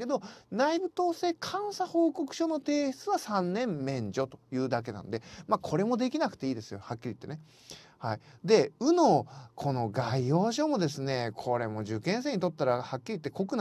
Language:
Japanese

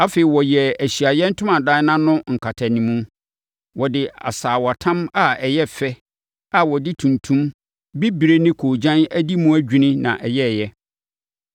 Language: Akan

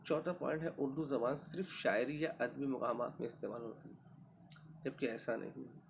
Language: Urdu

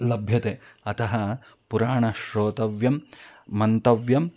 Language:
Sanskrit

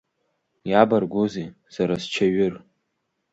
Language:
Abkhazian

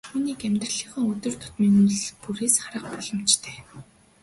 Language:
Mongolian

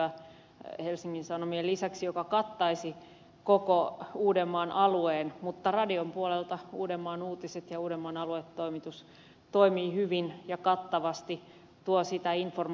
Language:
Finnish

